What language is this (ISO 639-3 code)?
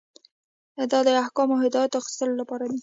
pus